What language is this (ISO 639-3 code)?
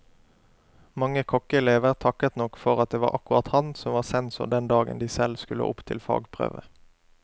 nor